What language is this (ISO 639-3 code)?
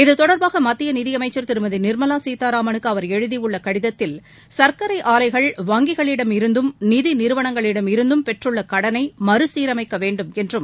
tam